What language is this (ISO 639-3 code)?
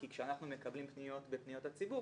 heb